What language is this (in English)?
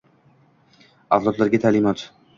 Uzbek